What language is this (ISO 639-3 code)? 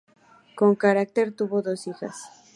spa